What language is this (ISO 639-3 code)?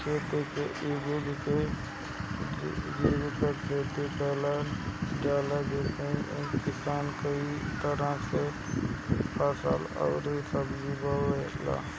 bho